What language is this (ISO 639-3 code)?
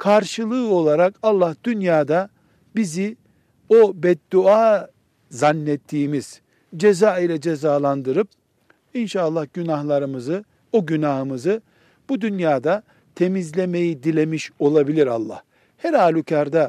tur